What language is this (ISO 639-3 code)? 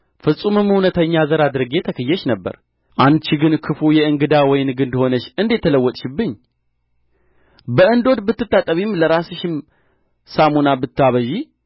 amh